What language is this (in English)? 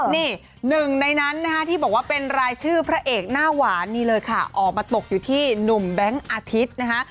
Thai